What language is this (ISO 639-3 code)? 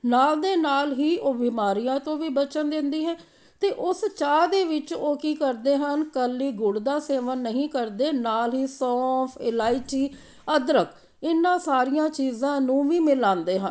pan